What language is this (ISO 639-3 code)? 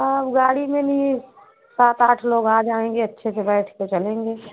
hin